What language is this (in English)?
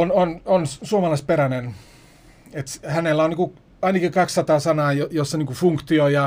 Finnish